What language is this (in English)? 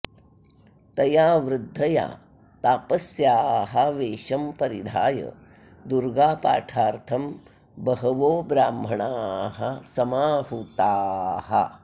Sanskrit